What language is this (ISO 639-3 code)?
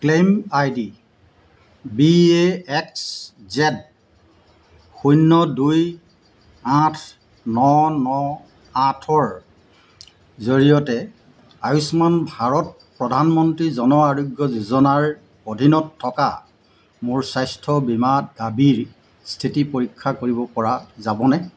asm